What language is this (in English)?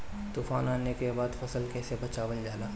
Bhojpuri